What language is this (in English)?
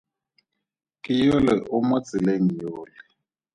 Tswana